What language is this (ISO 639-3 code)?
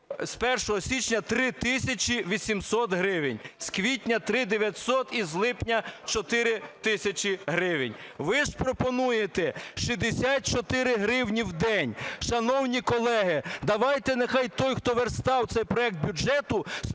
ukr